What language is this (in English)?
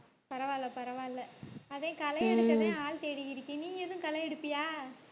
Tamil